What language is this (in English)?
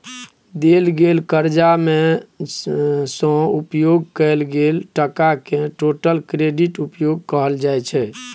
Maithili